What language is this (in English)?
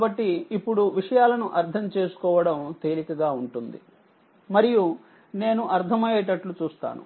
Telugu